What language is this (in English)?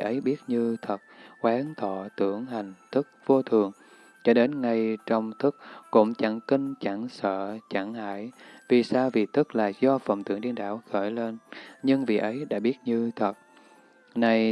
Vietnamese